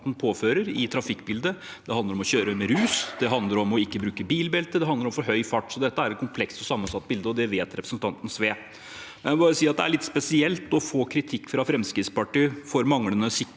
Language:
Norwegian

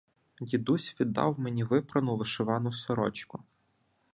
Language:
Ukrainian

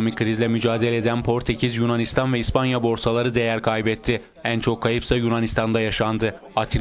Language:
Turkish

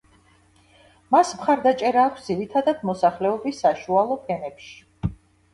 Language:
Georgian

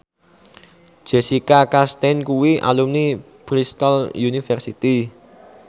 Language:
Javanese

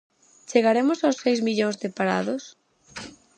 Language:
Galician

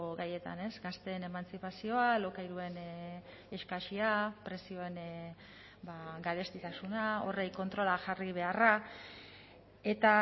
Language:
Basque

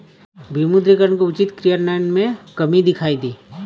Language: Hindi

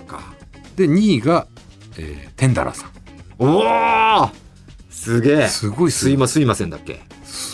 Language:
Japanese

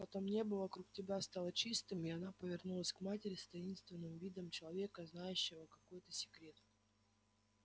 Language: Russian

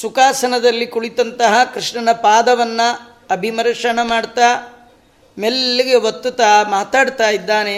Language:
Kannada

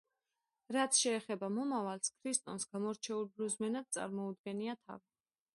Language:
Georgian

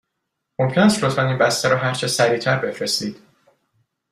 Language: Persian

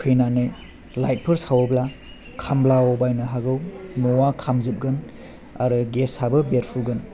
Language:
Bodo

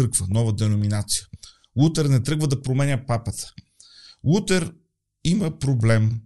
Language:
Bulgarian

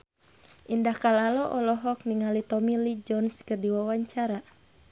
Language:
Sundanese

